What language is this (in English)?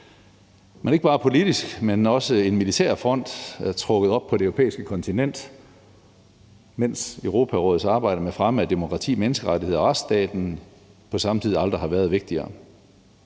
Danish